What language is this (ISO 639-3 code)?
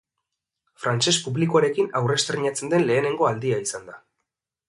eus